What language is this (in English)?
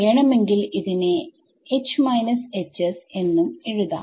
Malayalam